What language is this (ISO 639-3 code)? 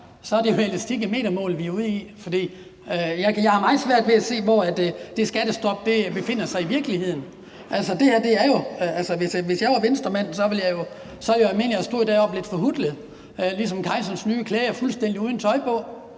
dan